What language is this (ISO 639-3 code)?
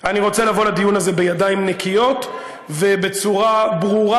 heb